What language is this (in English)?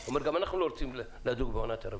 Hebrew